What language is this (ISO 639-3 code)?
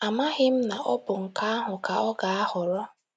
ibo